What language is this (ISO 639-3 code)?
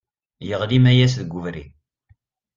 kab